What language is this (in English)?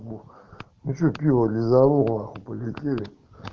Russian